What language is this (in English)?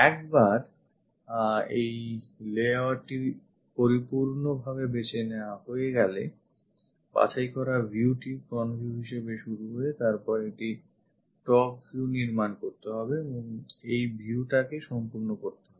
Bangla